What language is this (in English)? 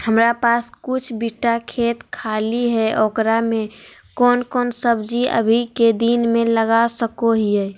Magahi